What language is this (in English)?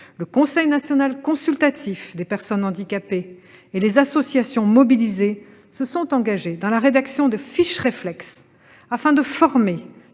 French